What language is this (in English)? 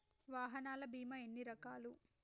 Telugu